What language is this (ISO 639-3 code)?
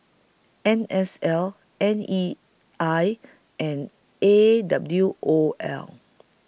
eng